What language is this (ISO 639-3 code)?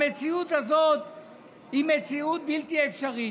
heb